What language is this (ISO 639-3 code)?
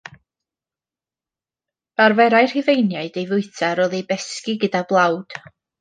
cym